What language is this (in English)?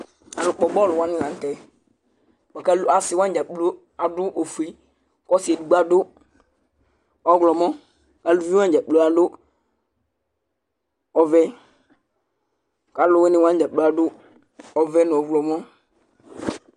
Ikposo